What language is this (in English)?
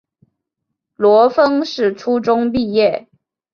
Chinese